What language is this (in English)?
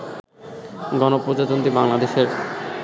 Bangla